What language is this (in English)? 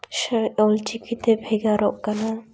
Santali